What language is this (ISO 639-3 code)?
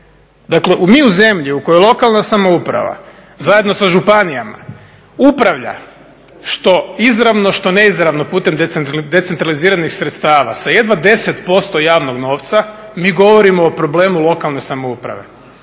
hrv